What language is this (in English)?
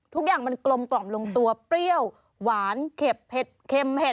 Thai